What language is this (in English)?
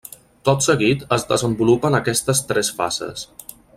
Catalan